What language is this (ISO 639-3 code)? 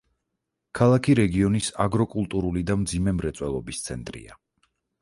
kat